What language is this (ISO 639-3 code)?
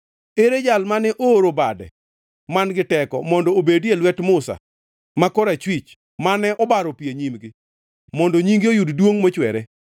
luo